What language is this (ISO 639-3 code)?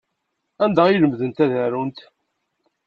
kab